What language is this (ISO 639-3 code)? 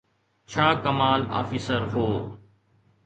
snd